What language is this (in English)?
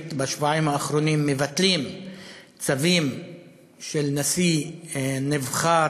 Hebrew